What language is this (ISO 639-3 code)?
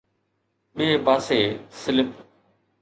snd